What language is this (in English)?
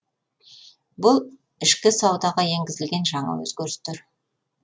Kazakh